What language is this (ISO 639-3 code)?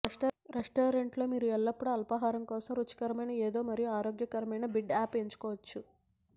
tel